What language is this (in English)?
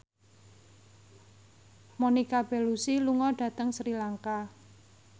Javanese